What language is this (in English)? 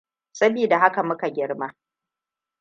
Hausa